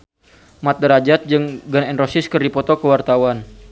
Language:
Sundanese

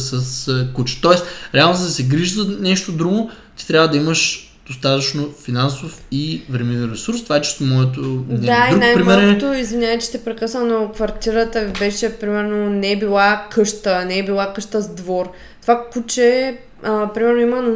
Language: Bulgarian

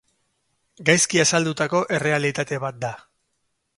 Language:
Basque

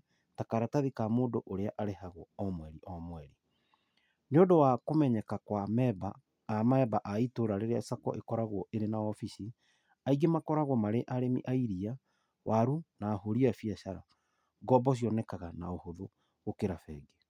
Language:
Kikuyu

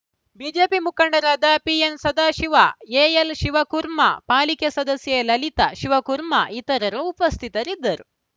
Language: Kannada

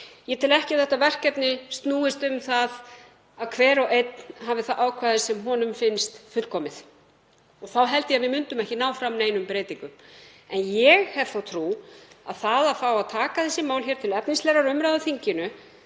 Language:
Icelandic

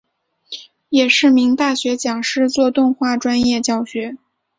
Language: Chinese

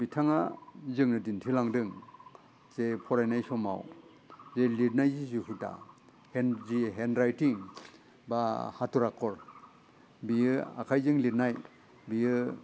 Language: Bodo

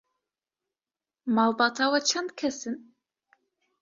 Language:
Kurdish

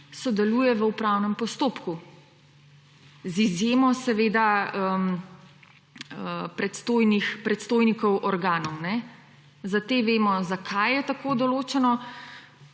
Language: Slovenian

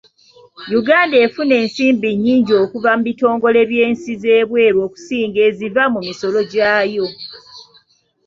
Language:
Ganda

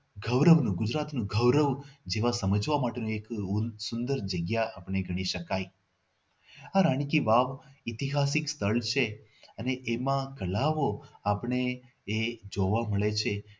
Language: Gujarati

